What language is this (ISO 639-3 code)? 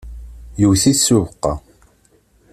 kab